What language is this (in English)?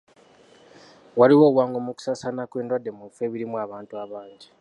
Ganda